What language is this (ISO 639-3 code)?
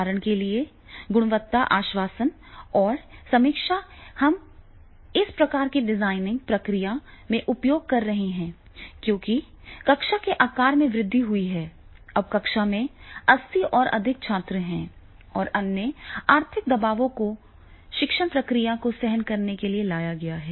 hin